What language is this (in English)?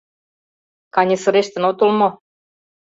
Mari